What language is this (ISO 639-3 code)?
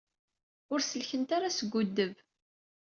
kab